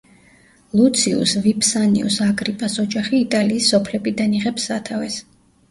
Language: Georgian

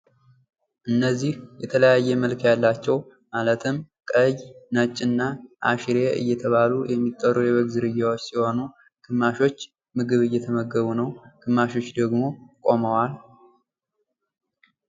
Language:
Amharic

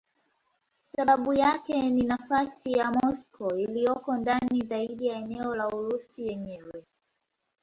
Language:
Swahili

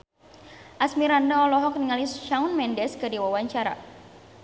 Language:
Sundanese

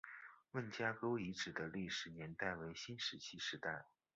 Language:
Chinese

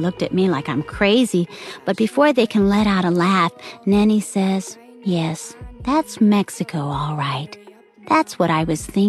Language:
Chinese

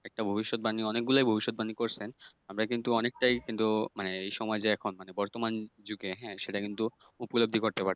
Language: Bangla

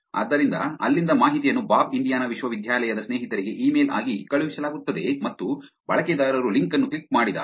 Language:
Kannada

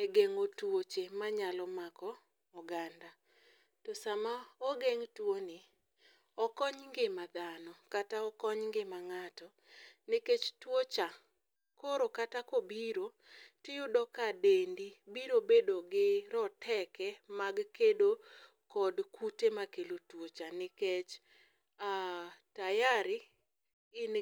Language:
Luo (Kenya and Tanzania)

